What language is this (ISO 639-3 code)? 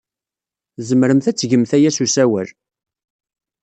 kab